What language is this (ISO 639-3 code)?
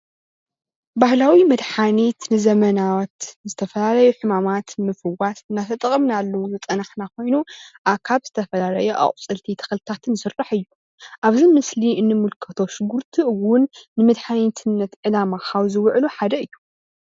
tir